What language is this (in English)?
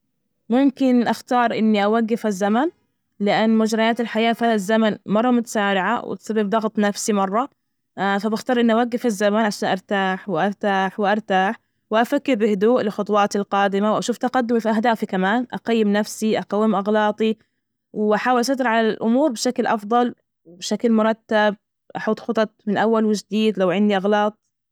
Najdi Arabic